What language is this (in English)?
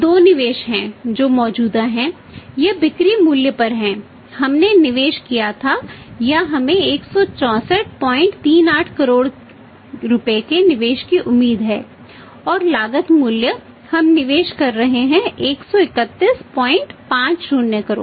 Hindi